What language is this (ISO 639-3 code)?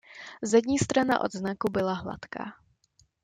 ces